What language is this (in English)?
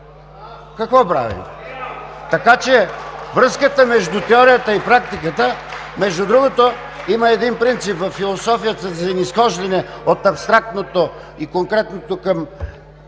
Bulgarian